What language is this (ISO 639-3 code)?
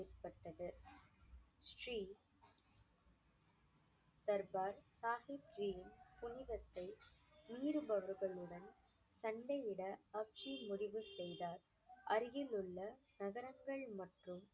tam